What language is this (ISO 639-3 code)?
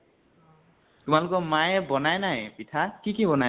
asm